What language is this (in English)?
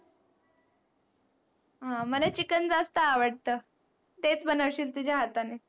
Marathi